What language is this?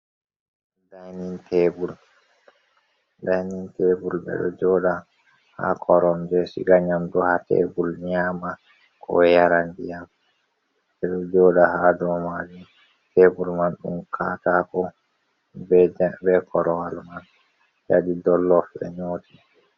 Fula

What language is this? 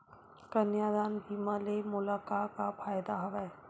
Chhattisgarhi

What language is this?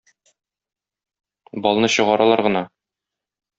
Tatar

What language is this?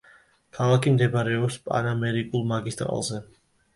Georgian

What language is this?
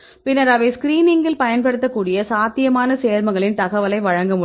Tamil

